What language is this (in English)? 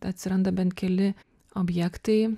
Lithuanian